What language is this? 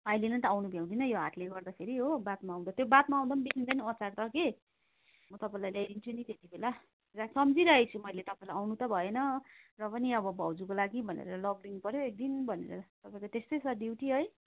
Nepali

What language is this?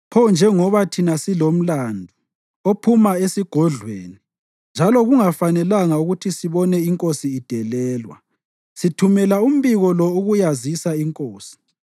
North Ndebele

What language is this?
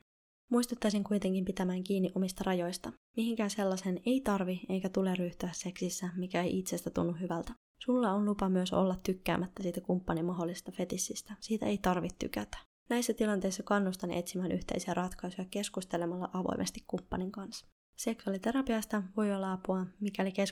Finnish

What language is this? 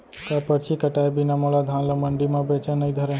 Chhattisgarhi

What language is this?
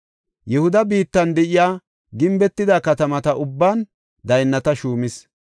Gofa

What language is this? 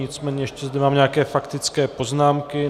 Czech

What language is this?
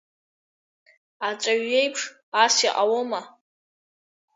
Abkhazian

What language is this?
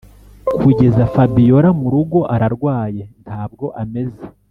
Kinyarwanda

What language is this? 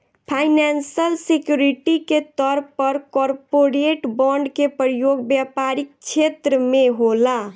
Bhojpuri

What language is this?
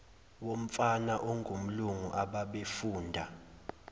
Zulu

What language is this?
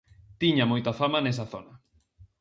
Galician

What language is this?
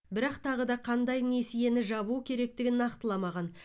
Kazakh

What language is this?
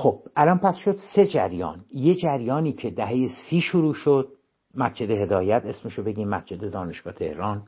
Persian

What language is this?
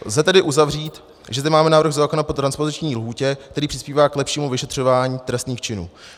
Czech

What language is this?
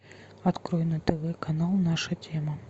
Russian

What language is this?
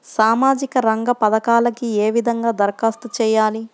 Telugu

